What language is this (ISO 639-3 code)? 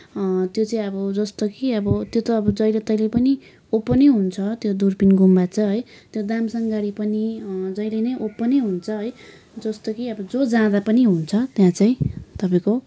nep